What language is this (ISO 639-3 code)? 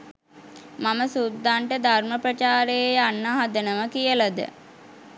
sin